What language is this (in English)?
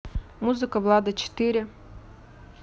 Russian